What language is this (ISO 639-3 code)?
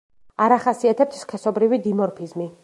kat